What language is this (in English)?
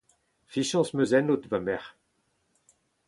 Breton